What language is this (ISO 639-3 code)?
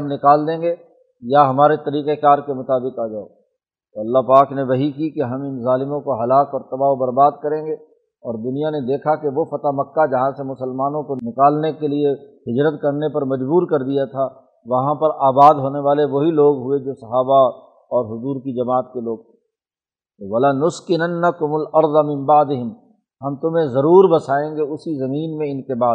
urd